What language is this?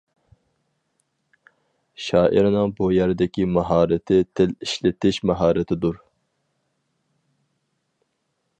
Uyghur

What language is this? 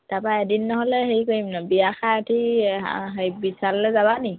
Assamese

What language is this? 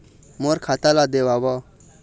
Chhattisgarhi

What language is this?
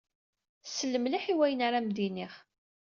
Kabyle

